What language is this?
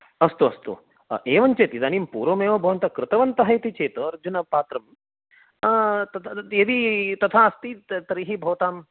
Sanskrit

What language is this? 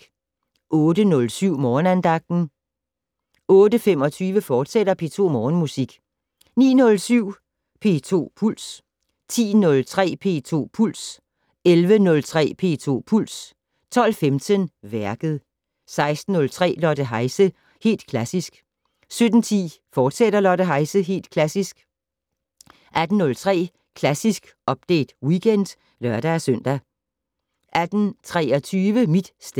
Danish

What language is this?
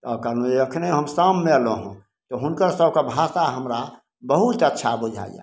Maithili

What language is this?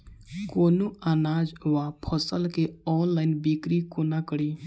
Maithili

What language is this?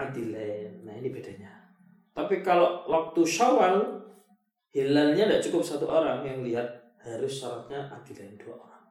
Malay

